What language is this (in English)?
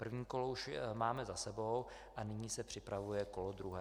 Czech